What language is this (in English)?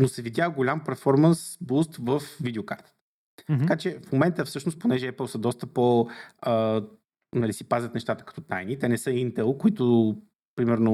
Bulgarian